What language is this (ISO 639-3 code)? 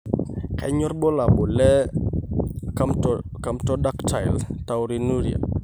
mas